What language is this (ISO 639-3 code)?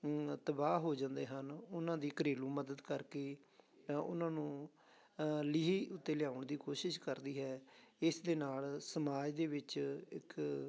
pan